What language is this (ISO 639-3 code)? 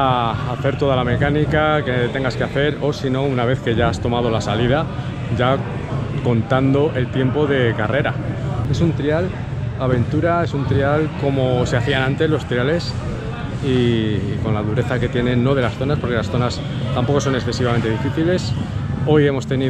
spa